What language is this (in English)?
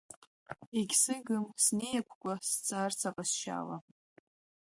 Abkhazian